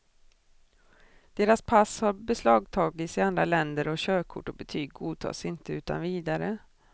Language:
Swedish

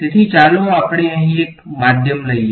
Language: Gujarati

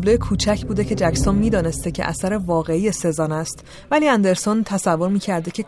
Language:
Persian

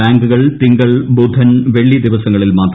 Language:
Malayalam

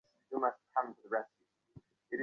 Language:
Bangla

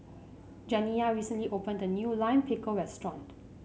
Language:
English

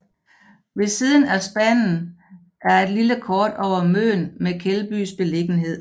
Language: Danish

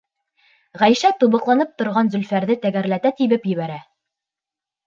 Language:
Bashkir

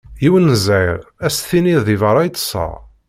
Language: Kabyle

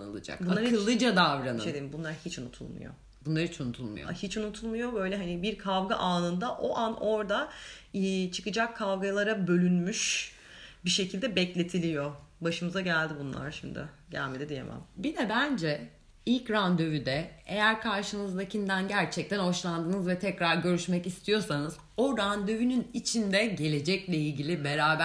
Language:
Turkish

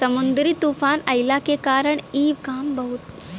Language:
Bhojpuri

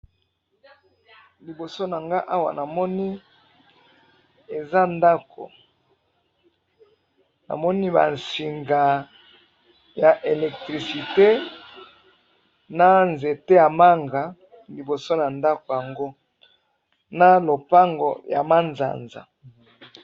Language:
Lingala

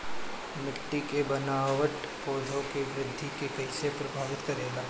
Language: Bhojpuri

